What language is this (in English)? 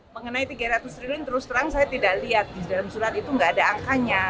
Indonesian